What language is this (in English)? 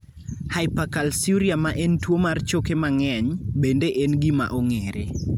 Luo (Kenya and Tanzania)